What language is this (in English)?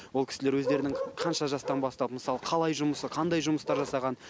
Kazakh